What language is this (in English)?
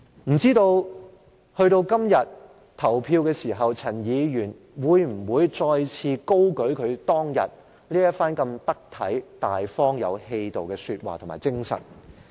Cantonese